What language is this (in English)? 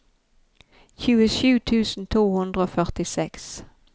Norwegian